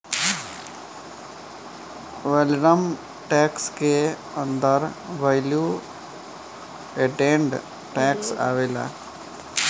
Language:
Bhojpuri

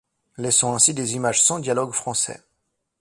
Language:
French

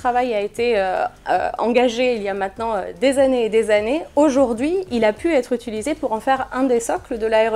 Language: French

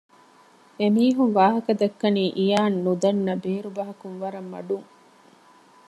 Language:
Divehi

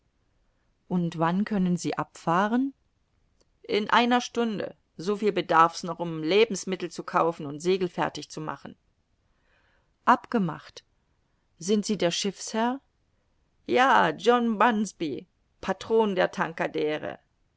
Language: German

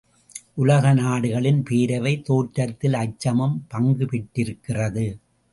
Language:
Tamil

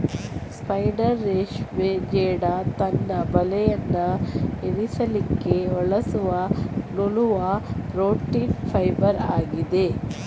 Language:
Kannada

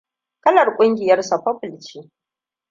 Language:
Hausa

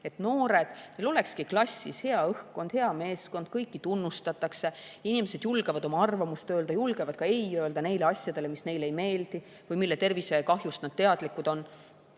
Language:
Estonian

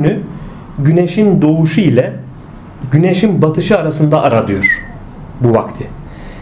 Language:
Turkish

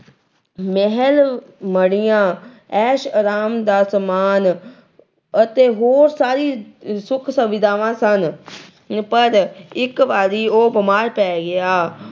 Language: Punjabi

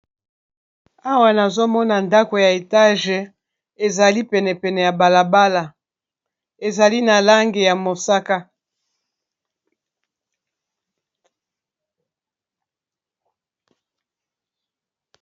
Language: Lingala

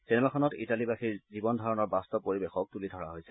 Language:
Assamese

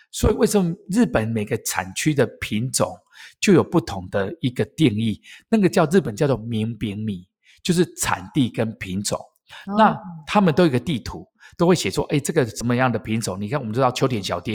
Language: Chinese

